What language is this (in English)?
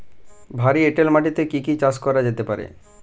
Bangla